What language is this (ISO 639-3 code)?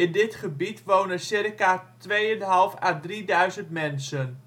nld